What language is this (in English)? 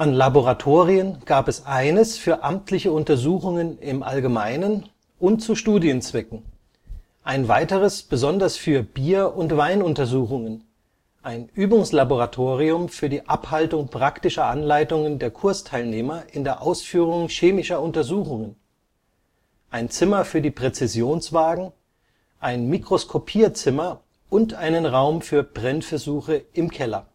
German